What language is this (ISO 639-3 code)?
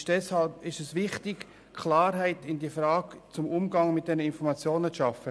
gsw